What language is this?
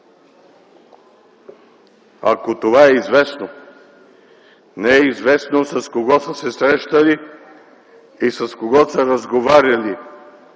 Bulgarian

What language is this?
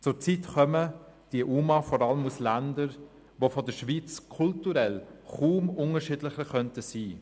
Swiss German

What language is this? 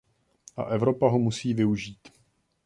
Czech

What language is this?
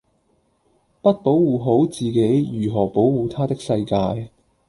Cantonese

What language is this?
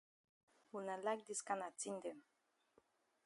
Cameroon Pidgin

